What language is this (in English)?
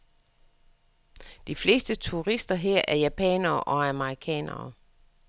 Danish